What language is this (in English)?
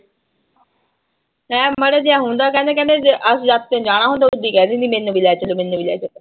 Punjabi